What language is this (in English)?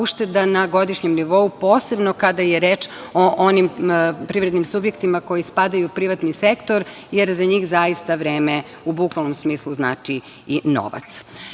Serbian